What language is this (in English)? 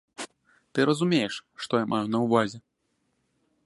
Belarusian